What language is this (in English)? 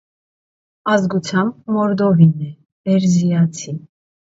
Armenian